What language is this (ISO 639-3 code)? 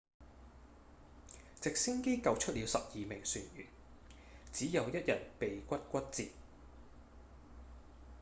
yue